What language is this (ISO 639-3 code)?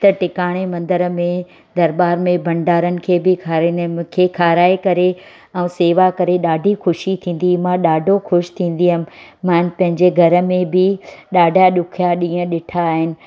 snd